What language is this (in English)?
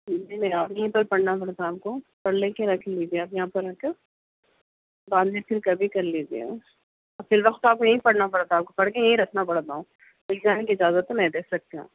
Urdu